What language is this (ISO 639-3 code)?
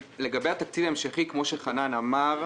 heb